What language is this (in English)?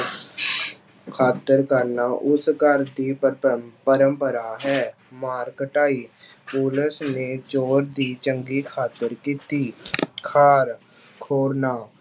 Punjabi